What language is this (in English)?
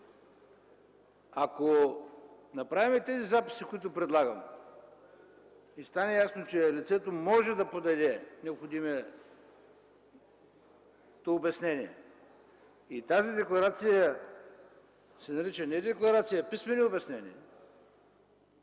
Bulgarian